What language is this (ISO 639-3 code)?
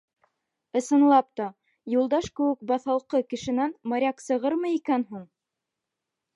bak